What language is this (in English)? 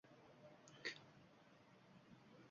Uzbek